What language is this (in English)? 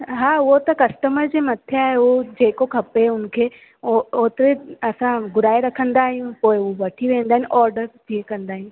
Sindhi